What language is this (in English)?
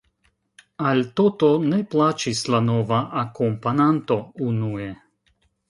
Esperanto